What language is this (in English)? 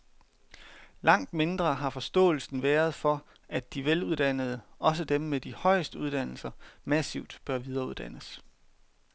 Danish